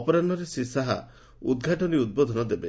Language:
Odia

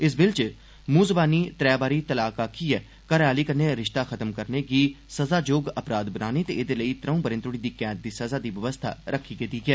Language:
Dogri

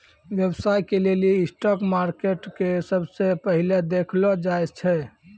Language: Maithili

